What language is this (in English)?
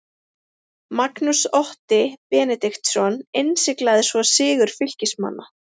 Icelandic